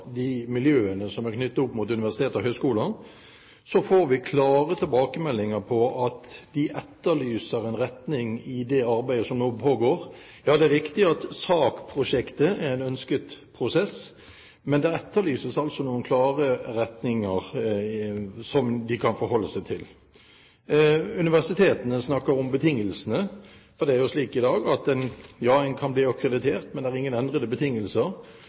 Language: Norwegian Bokmål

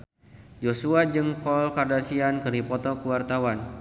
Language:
Sundanese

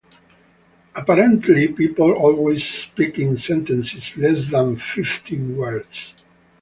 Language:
English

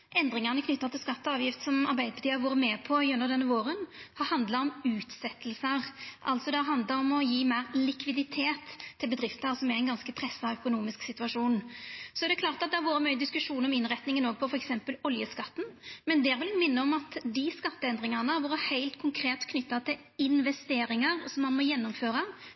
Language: Norwegian Nynorsk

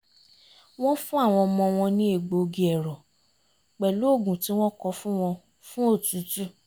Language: Yoruba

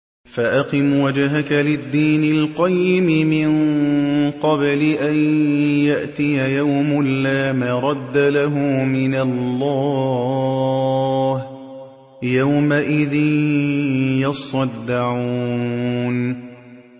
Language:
Arabic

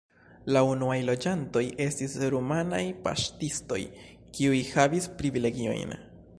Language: Esperanto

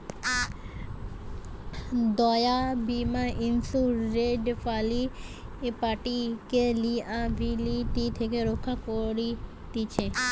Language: Bangla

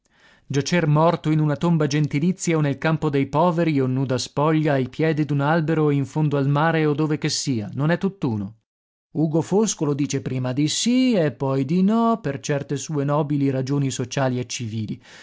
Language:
Italian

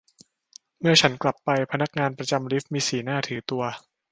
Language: Thai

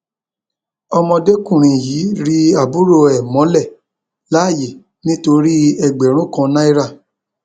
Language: Yoruba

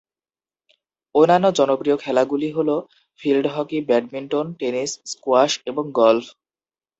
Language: Bangla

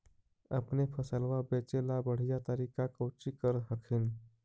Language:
Magahi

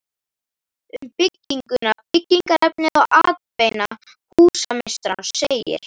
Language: Icelandic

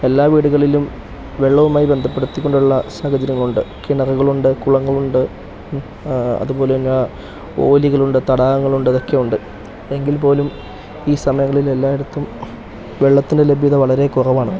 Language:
Malayalam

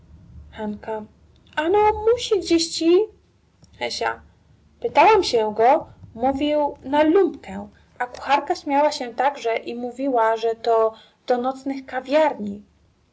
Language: Polish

